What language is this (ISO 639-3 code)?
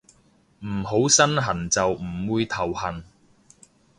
yue